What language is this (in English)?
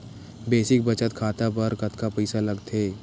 Chhattisgarhi